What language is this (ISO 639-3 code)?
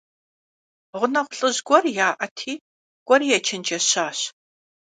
kbd